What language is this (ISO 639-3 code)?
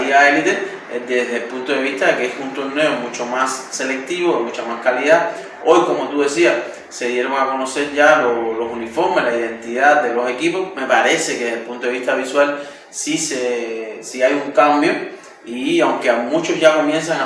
spa